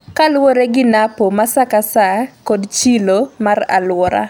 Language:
Luo (Kenya and Tanzania)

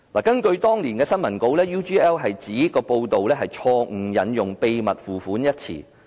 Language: Cantonese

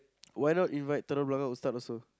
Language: English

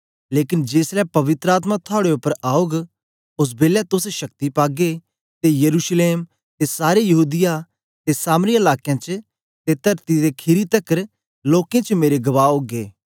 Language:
Dogri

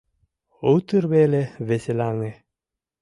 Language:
Mari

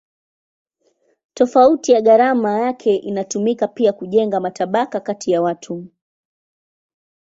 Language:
Swahili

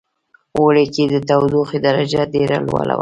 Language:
Pashto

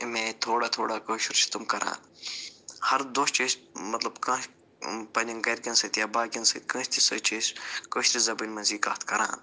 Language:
Kashmiri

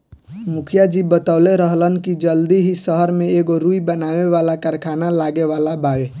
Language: Bhojpuri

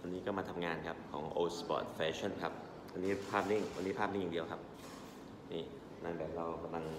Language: Thai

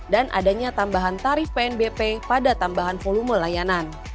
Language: Indonesian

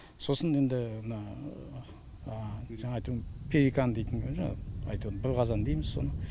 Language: Kazakh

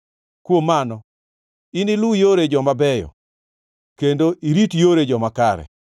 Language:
Luo (Kenya and Tanzania)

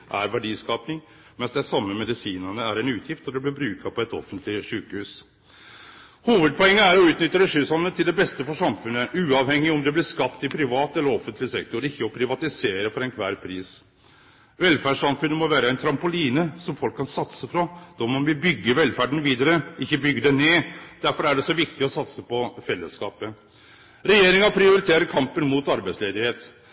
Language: Norwegian Nynorsk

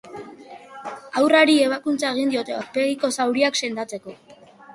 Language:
Basque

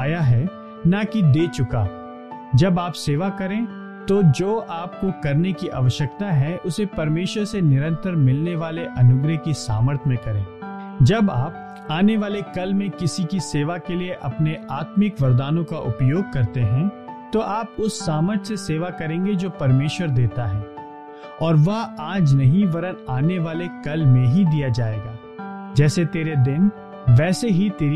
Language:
Hindi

